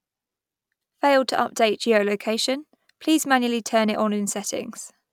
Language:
English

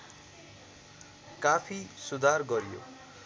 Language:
Nepali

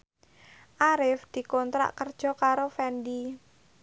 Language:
Javanese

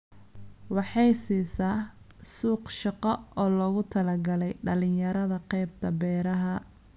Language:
Somali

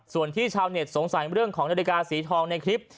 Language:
Thai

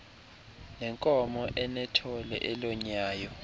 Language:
Xhosa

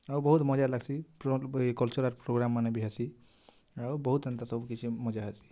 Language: Odia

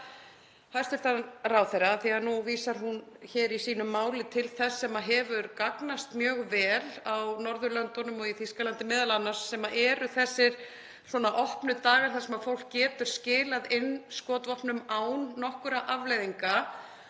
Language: Icelandic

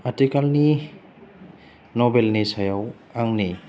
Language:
Bodo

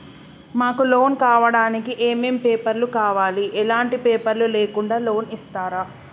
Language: Telugu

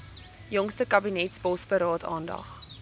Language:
Afrikaans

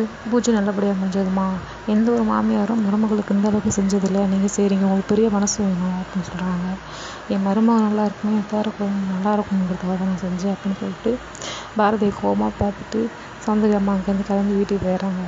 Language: Indonesian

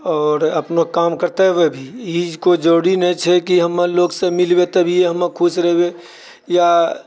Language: Maithili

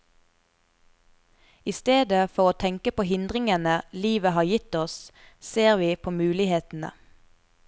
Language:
Norwegian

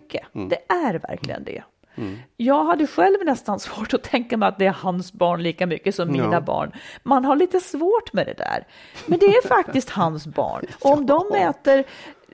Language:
Swedish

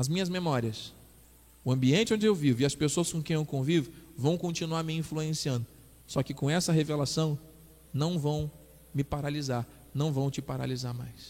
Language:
Portuguese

